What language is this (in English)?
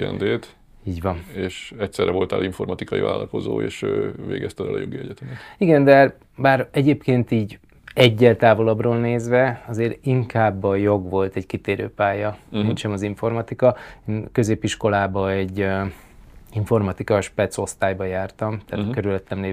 Hungarian